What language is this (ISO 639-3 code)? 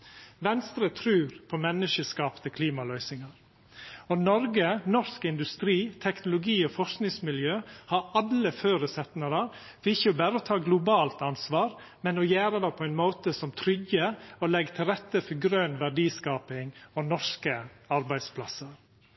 nno